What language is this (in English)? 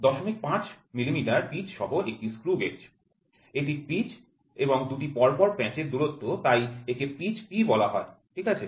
Bangla